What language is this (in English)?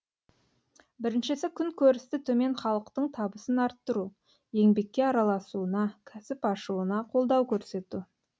Kazakh